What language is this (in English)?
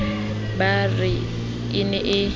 Southern Sotho